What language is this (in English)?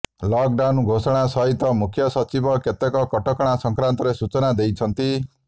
Odia